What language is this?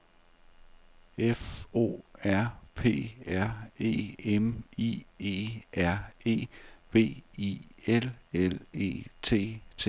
Danish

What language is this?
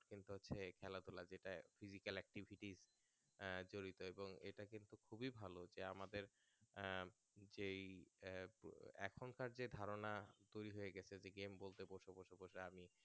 Bangla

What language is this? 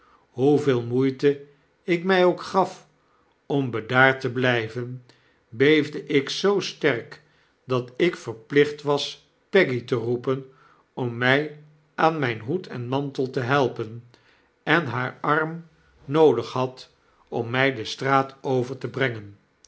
Dutch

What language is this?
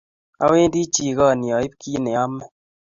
Kalenjin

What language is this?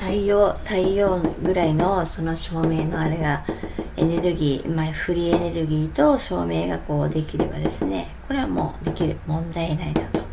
Japanese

